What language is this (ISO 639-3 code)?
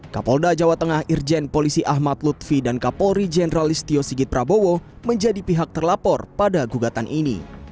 ind